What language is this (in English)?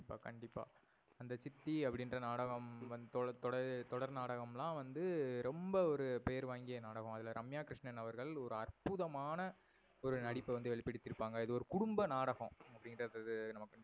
Tamil